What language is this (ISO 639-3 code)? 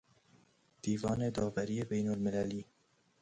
fas